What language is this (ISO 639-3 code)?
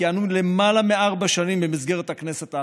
heb